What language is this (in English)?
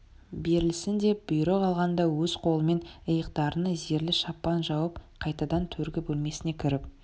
Kazakh